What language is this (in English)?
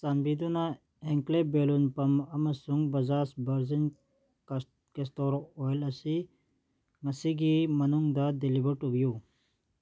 Manipuri